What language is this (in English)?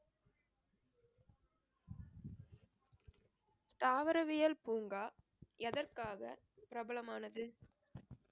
Tamil